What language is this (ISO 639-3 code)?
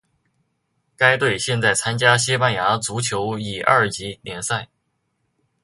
zho